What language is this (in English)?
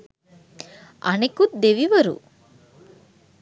Sinhala